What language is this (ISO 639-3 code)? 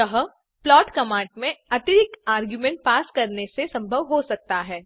hin